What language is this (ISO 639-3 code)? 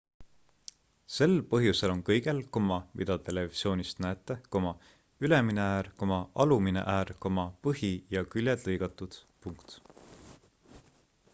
est